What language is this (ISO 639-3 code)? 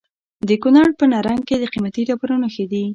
pus